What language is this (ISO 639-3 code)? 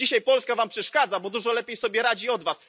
pol